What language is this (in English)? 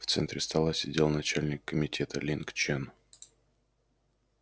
Russian